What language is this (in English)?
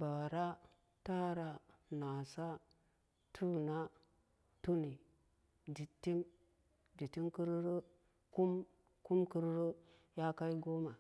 Samba Daka